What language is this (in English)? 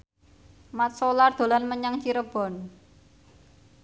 Javanese